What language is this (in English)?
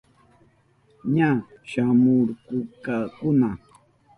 Southern Pastaza Quechua